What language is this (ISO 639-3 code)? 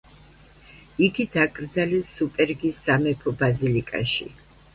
kat